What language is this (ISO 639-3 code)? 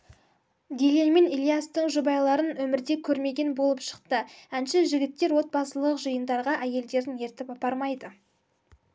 kaz